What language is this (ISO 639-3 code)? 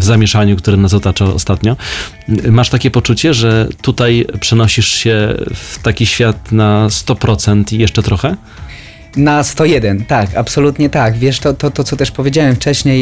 pol